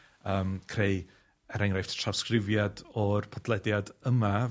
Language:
Welsh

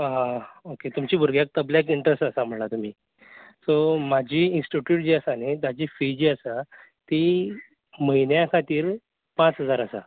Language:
Konkani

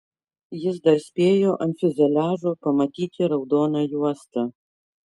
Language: Lithuanian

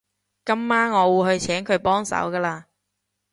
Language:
Cantonese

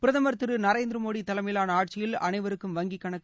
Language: Tamil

